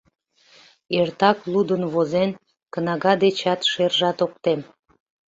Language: Mari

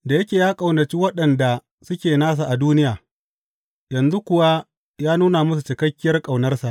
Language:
Hausa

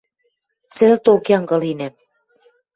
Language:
Western Mari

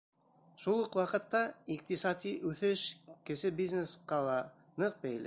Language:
Bashkir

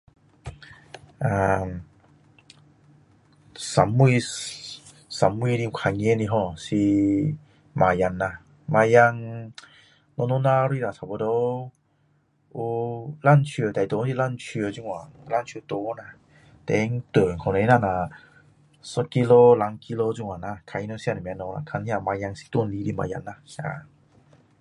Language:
Min Dong Chinese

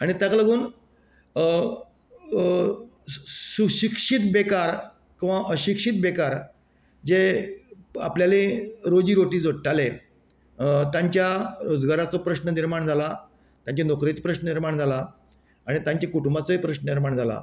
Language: Konkani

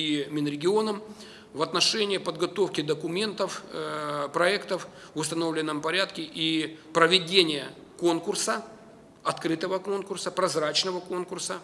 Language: Russian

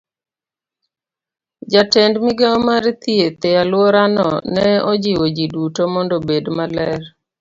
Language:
Luo (Kenya and Tanzania)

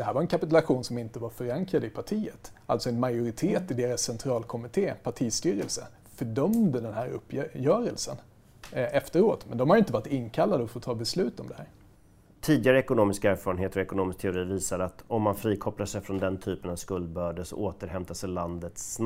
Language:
Swedish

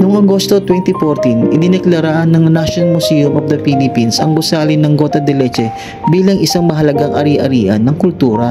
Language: Filipino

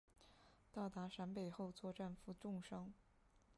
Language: Chinese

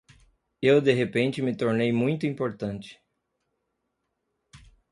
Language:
Portuguese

